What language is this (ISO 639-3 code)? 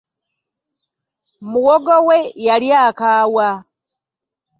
lug